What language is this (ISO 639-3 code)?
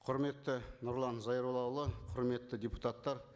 kaz